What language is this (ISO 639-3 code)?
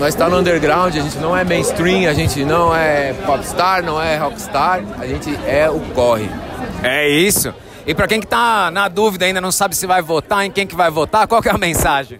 por